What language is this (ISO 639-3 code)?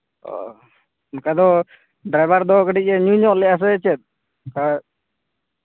sat